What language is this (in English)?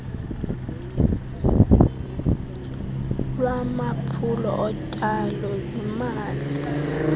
Xhosa